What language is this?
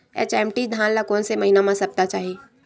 Chhattisgarhi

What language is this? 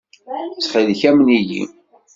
Kabyle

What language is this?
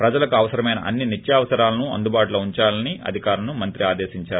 Telugu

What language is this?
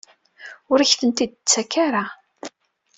Kabyle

